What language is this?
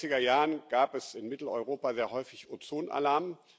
German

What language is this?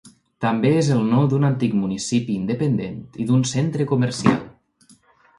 Catalan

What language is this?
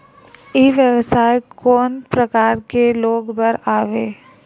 Chhattisgarhi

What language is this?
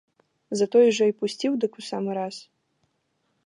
Belarusian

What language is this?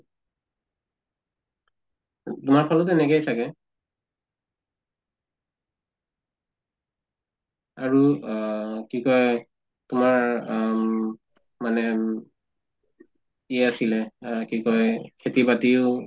Assamese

